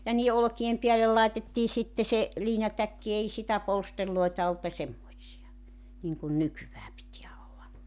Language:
Finnish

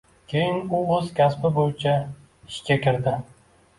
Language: Uzbek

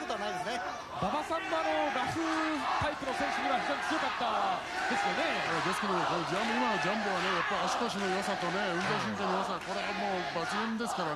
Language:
Japanese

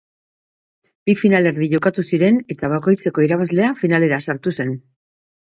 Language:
Basque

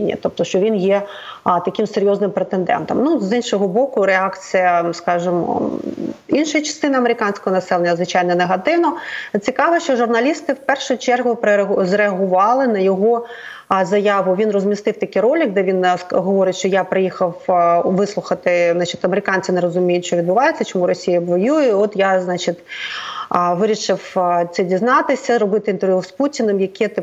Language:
Ukrainian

